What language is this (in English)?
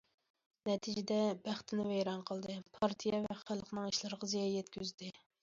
Uyghur